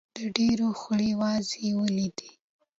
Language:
Pashto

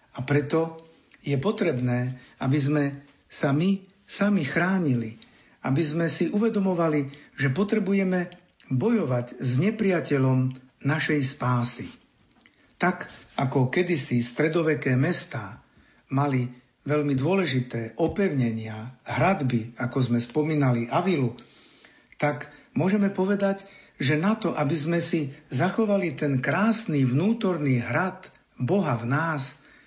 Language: Slovak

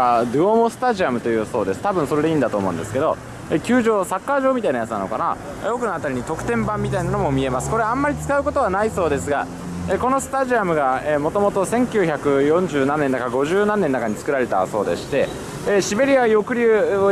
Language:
Japanese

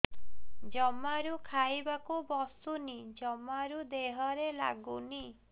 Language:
Odia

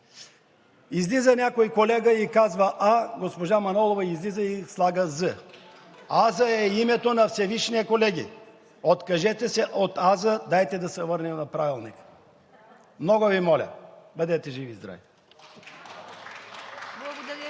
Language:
Bulgarian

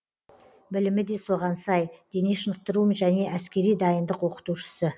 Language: Kazakh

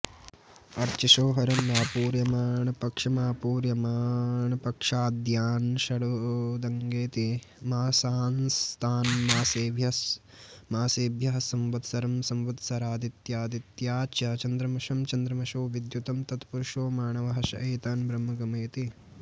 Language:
Sanskrit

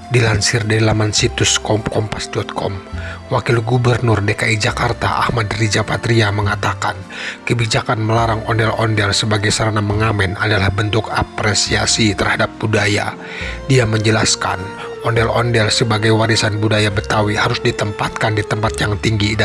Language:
Indonesian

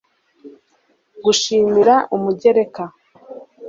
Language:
Kinyarwanda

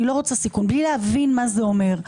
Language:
Hebrew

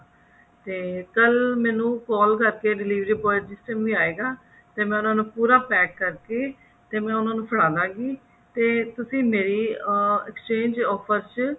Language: Punjabi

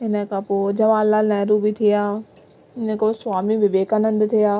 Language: Sindhi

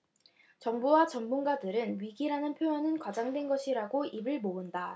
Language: Korean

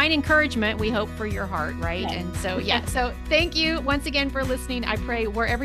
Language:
English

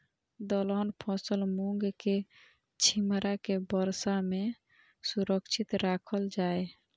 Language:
Maithili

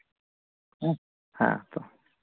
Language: Santali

